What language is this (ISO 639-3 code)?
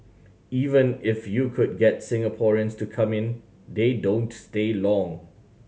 eng